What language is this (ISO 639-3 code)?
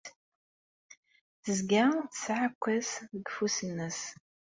kab